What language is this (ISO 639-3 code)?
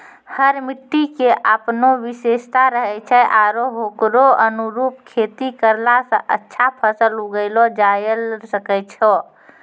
mai